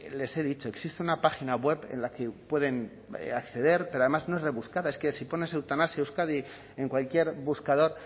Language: Spanish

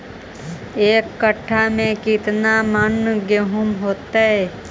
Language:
Magahi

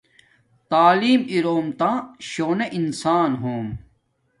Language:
Domaaki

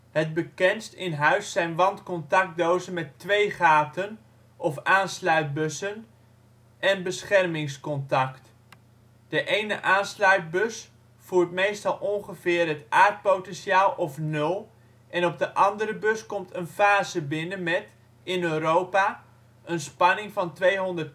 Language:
Dutch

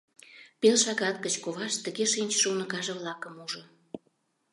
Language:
Mari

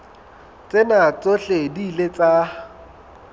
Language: Southern Sotho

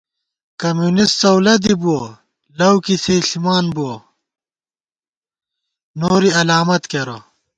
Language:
Gawar-Bati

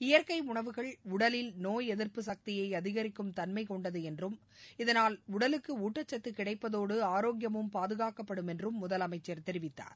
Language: Tamil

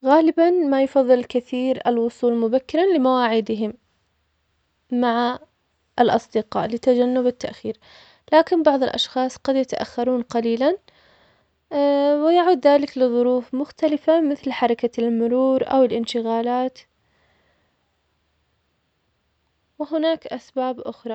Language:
Omani Arabic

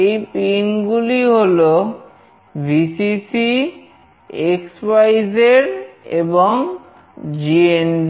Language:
Bangla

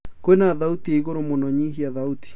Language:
Kikuyu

